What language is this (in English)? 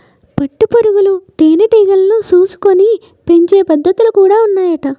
Telugu